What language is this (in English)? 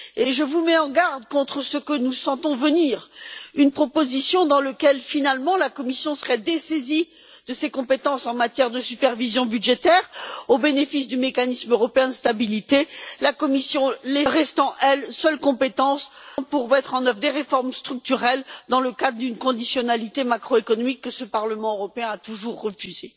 French